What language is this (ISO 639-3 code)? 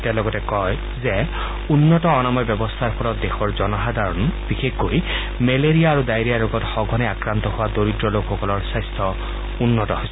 asm